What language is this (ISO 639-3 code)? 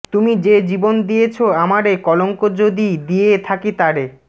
ben